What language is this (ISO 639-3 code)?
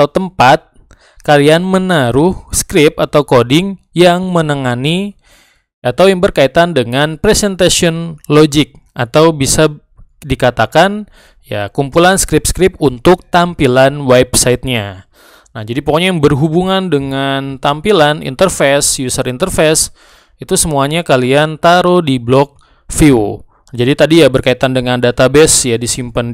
ind